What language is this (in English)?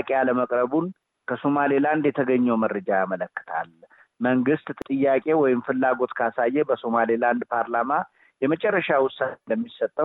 Amharic